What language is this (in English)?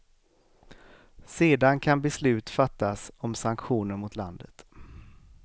Swedish